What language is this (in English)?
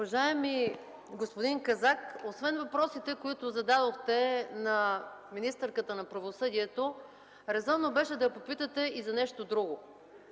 Bulgarian